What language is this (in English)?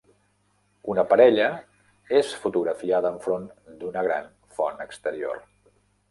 Catalan